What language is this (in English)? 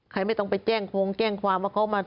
Thai